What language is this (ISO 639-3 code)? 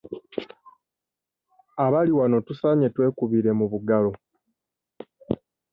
lug